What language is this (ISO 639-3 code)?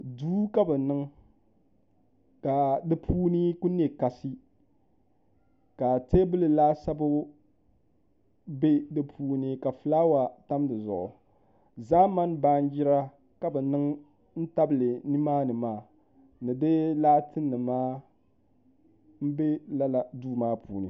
dag